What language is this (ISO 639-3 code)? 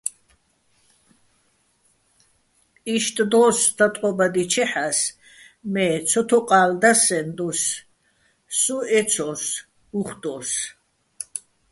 bbl